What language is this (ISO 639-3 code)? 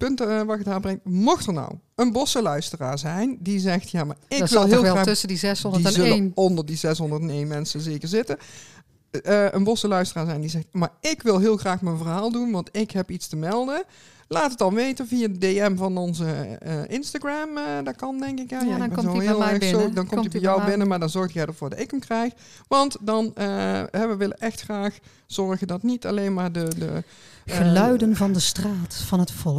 nld